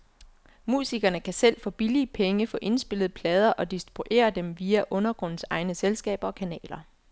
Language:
Danish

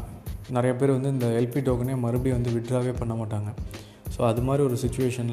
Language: Tamil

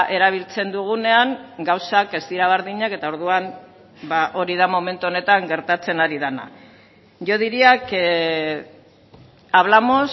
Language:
Basque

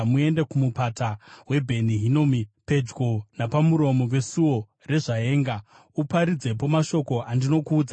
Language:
Shona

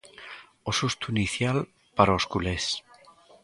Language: Galician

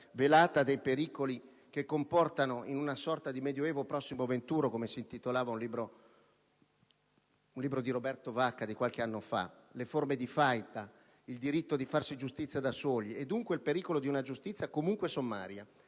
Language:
Italian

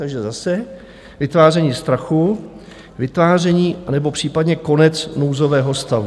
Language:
Czech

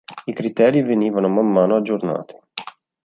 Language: Italian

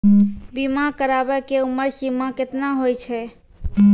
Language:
Maithili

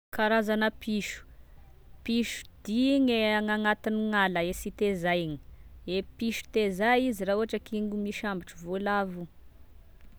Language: Tesaka Malagasy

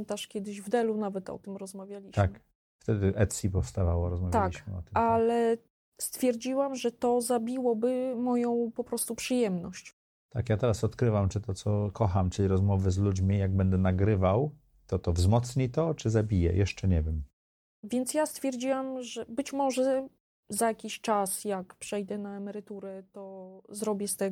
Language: Polish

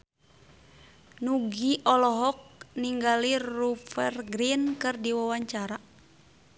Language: Sundanese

